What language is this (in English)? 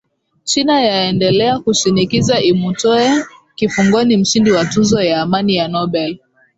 Swahili